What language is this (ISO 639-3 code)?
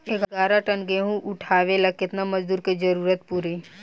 bho